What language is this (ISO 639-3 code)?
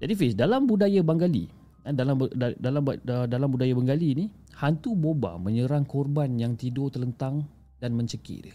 msa